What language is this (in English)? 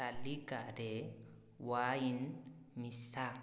Odia